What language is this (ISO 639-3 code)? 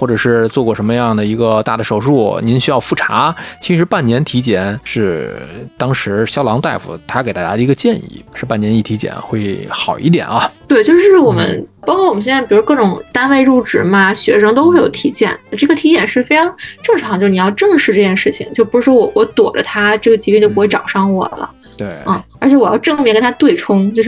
zho